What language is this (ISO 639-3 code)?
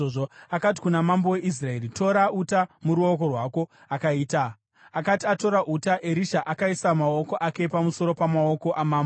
sna